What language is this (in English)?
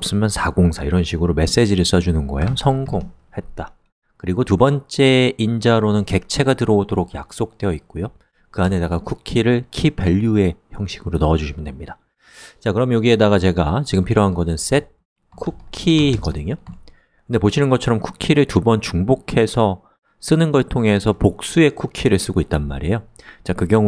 Korean